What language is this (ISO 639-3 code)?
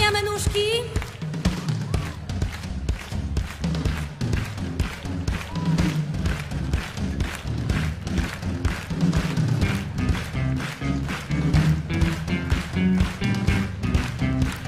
pol